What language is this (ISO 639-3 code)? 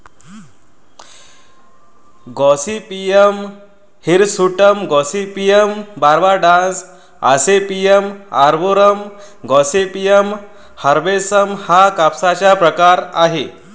mar